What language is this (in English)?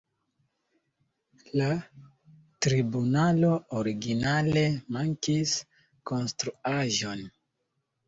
Esperanto